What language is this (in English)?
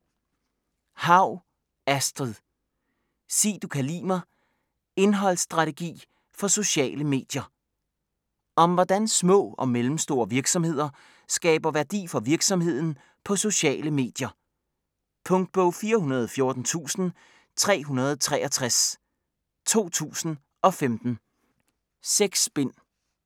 Danish